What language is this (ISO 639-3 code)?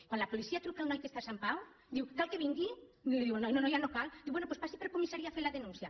cat